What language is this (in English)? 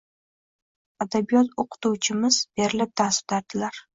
Uzbek